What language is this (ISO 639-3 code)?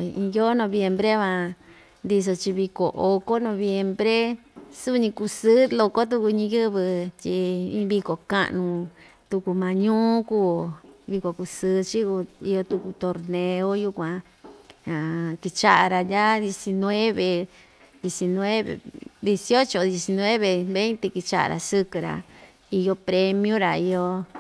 vmj